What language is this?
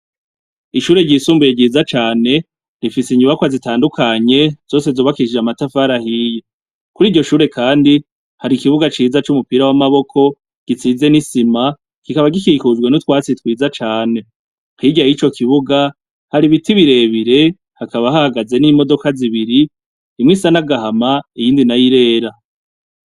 Rundi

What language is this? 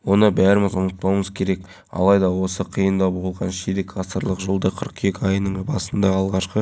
Kazakh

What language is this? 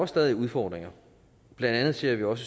Danish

